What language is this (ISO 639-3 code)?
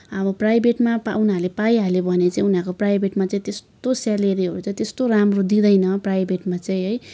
nep